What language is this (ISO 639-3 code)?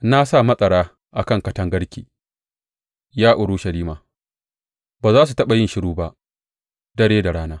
hau